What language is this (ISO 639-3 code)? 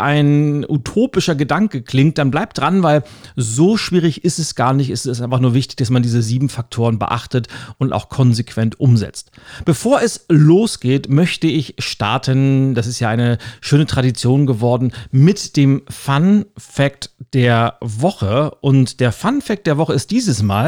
deu